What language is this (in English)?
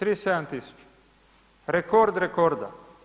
Croatian